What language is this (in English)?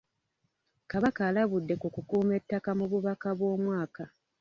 Ganda